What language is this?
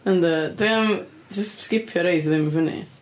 Welsh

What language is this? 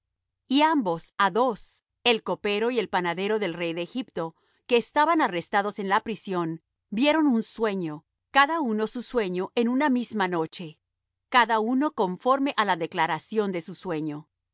Spanish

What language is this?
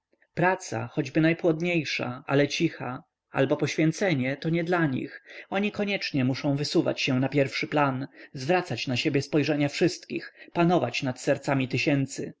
Polish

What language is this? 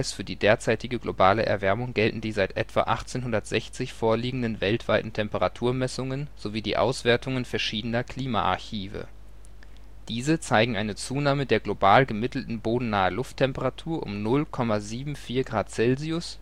German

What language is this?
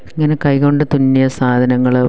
Malayalam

